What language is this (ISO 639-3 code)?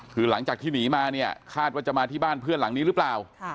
tha